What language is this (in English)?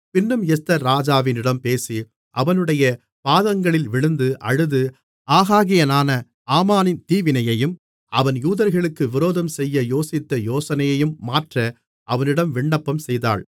Tamil